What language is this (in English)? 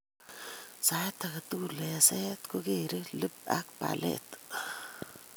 Kalenjin